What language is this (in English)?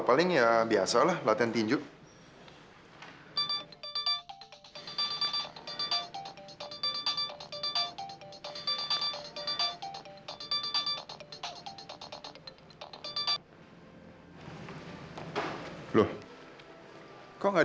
Indonesian